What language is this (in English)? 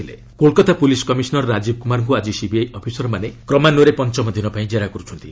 Odia